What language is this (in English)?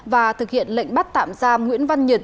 Vietnamese